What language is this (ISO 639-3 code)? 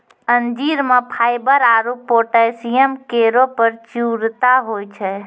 mai